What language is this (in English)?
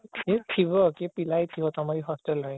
Odia